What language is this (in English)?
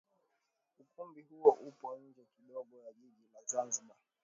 Swahili